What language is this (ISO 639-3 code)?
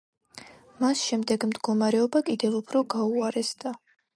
kat